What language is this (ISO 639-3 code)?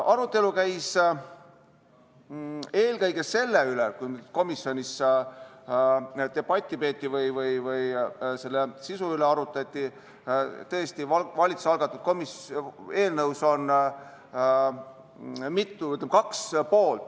est